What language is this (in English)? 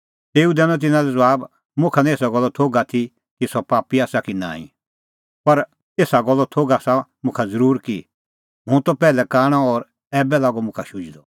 Kullu Pahari